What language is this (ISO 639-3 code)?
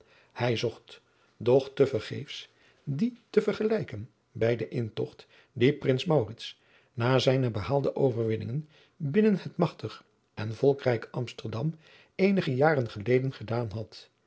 nld